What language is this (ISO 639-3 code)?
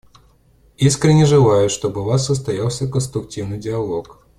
rus